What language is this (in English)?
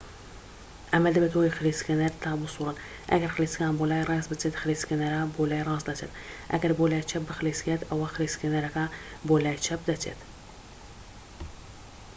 Central Kurdish